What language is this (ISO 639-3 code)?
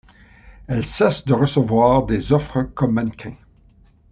fra